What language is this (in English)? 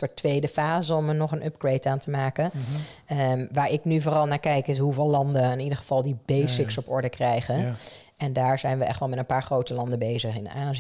Dutch